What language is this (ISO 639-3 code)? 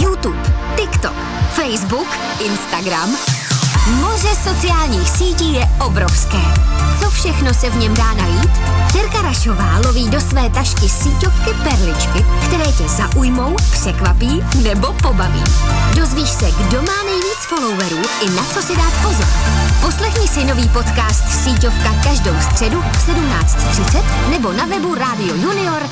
ces